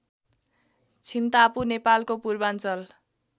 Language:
Nepali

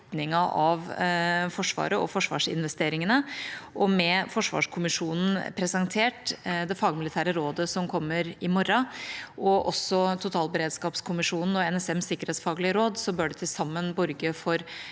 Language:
Norwegian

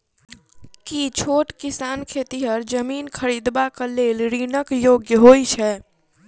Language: Maithili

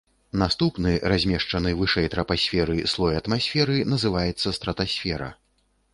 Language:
Belarusian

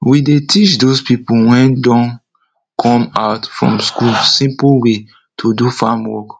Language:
Nigerian Pidgin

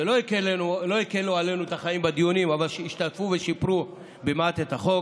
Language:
Hebrew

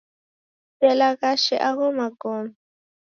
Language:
Taita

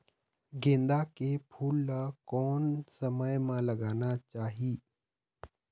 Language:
Chhattisgarhi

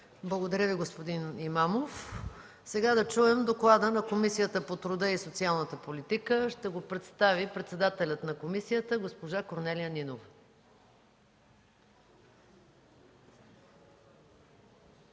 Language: Bulgarian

